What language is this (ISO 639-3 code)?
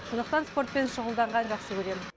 kaz